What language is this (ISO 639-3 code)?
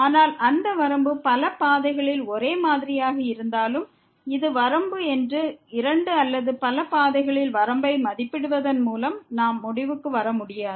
tam